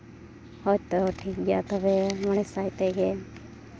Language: Santali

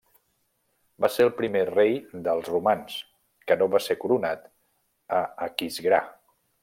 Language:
Catalan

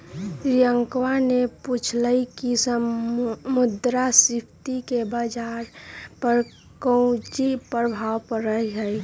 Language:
Magahi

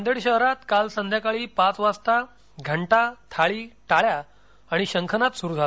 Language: Marathi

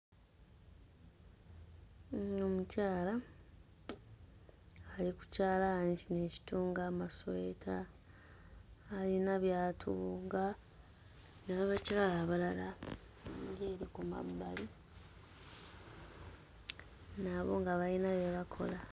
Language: Ganda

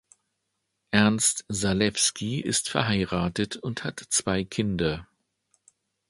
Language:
German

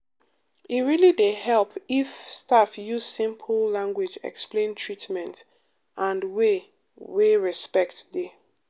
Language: Nigerian Pidgin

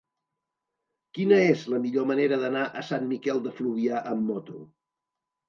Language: Catalan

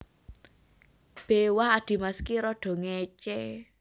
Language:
Javanese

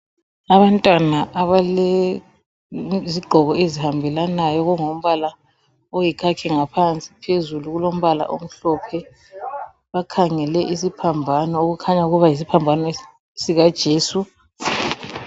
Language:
North Ndebele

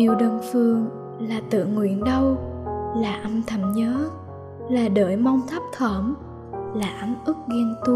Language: Vietnamese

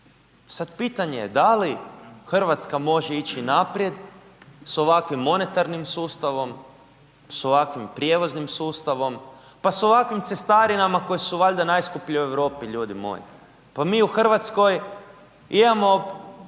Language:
Croatian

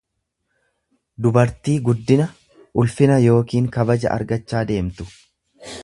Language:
Oromo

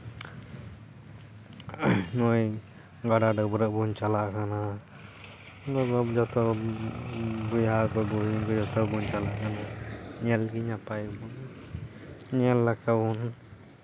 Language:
Santali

